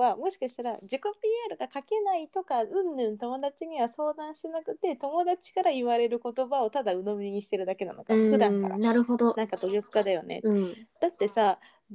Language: Japanese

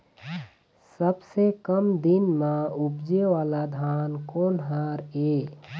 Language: Chhattisgarhi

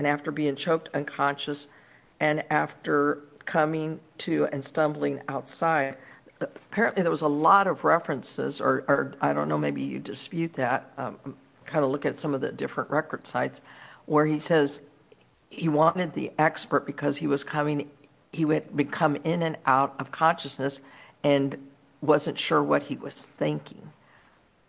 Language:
English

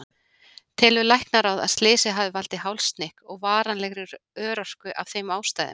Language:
Icelandic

